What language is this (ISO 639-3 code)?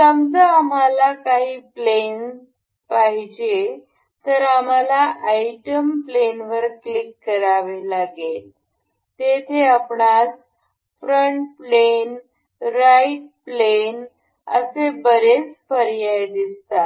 mar